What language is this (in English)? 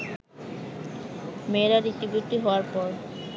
Bangla